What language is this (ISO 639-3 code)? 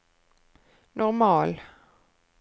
nor